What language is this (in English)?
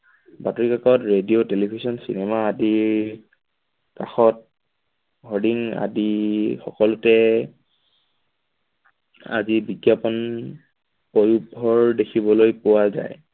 Assamese